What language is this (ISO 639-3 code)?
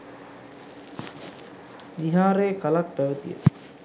sin